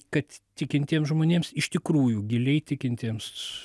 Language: Lithuanian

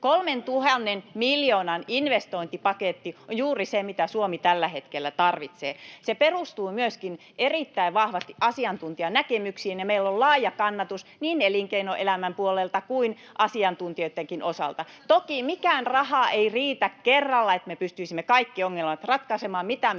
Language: Finnish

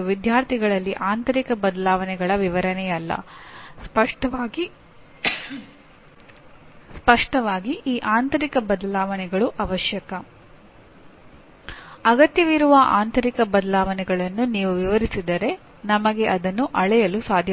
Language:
Kannada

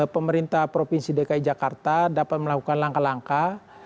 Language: Indonesian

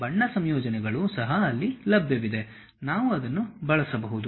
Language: Kannada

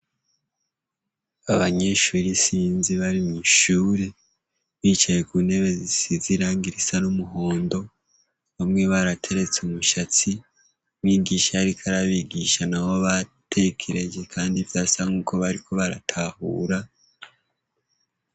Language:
Rundi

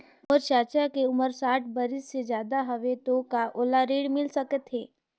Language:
Chhattisgarhi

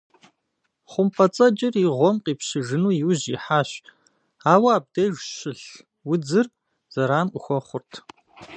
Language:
Kabardian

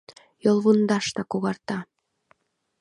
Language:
Mari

